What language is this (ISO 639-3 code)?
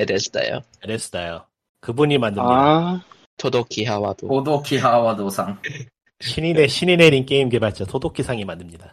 kor